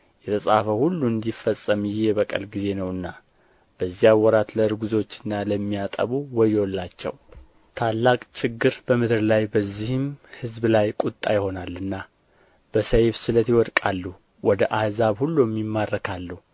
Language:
Amharic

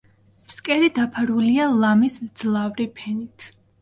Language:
Georgian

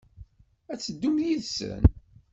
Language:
Kabyle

